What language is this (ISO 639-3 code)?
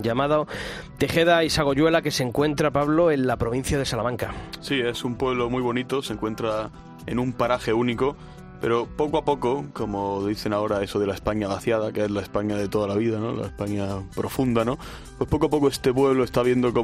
spa